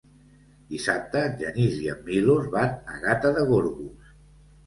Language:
Catalan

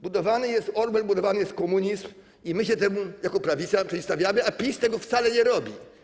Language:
Polish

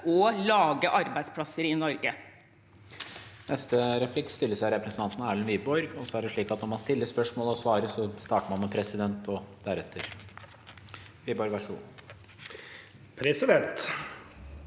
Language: Norwegian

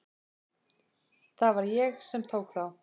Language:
Icelandic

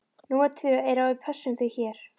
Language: Icelandic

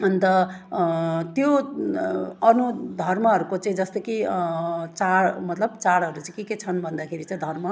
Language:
Nepali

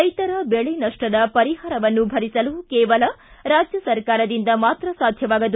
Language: Kannada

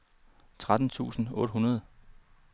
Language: Danish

